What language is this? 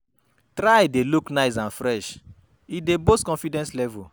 Nigerian Pidgin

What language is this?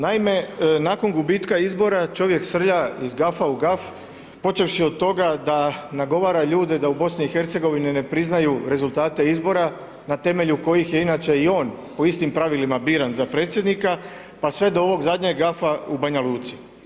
Croatian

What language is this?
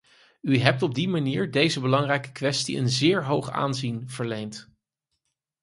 Dutch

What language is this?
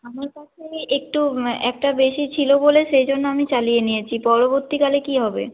Bangla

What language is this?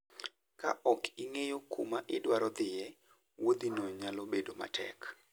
Luo (Kenya and Tanzania)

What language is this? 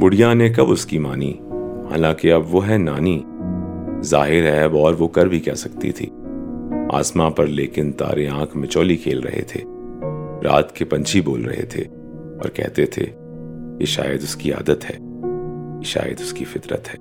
Urdu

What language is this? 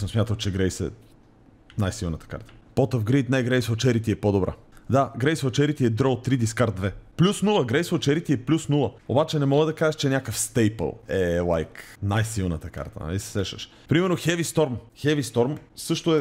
Bulgarian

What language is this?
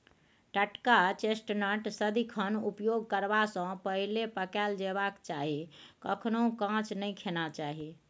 Maithili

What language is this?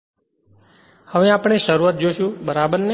Gujarati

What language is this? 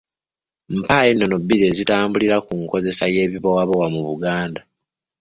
Ganda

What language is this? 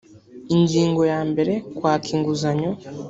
Kinyarwanda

